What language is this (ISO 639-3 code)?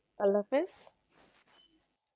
ben